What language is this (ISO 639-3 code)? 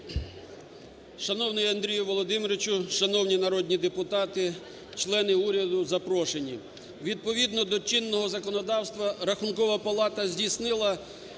ukr